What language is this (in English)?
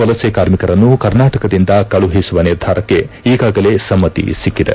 Kannada